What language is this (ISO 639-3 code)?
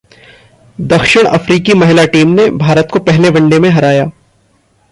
hin